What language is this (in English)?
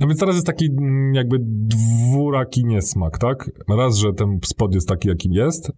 Polish